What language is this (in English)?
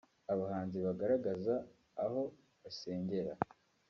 Kinyarwanda